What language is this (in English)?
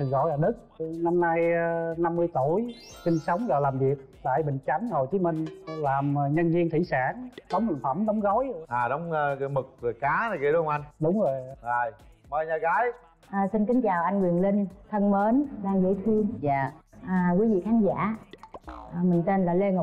Vietnamese